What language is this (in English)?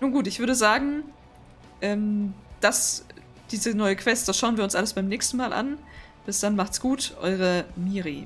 German